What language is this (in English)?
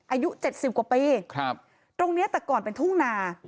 Thai